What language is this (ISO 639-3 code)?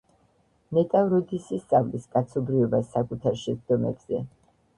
kat